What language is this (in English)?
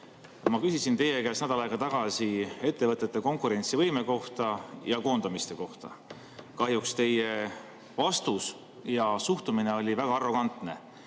Estonian